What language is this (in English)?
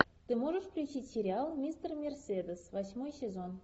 Russian